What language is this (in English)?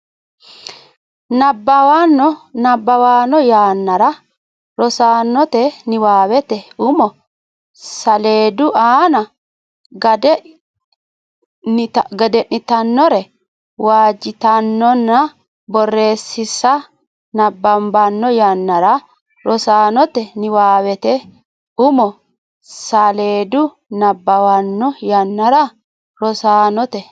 Sidamo